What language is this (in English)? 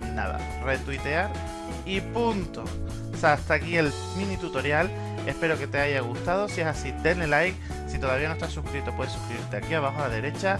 Spanish